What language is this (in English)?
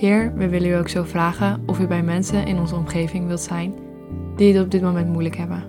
Dutch